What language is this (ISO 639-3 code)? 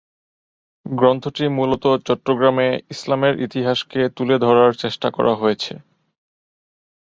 ben